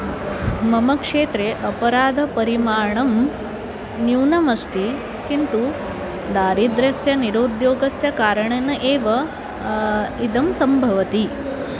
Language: Sanskrit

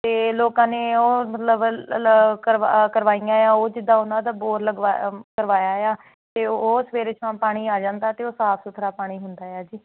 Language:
Punjabi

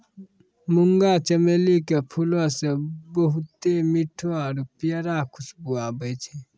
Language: Maithili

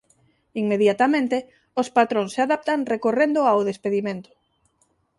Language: Galician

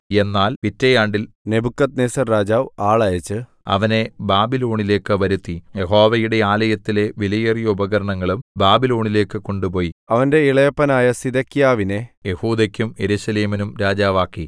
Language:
Malayalam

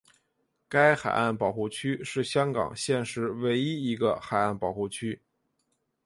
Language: Chinese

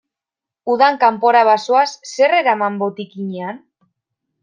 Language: Basque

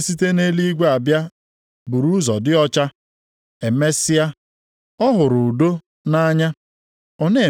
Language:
Igbo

